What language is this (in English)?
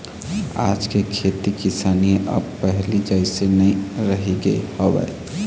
Chhattisgarhi